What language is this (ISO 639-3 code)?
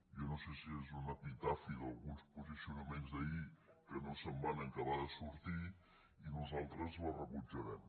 cat